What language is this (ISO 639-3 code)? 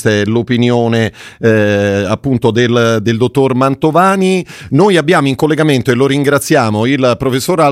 ita